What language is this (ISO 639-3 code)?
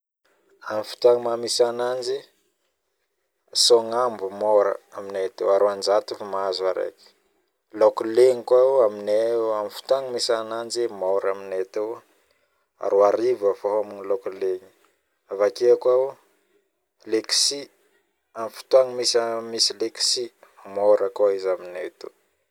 bmm